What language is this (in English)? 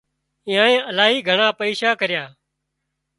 Wadiyara Koli